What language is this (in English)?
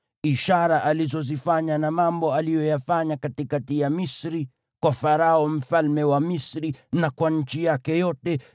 Swahili